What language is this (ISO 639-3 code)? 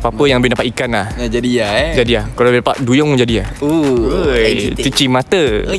msa